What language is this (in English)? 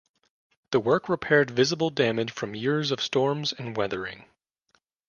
English